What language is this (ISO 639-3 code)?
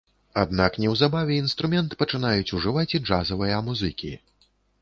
bel